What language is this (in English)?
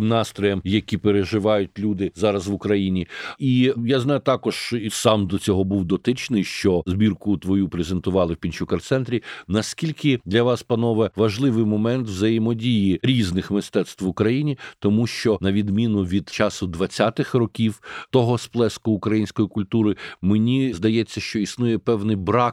Ukrainian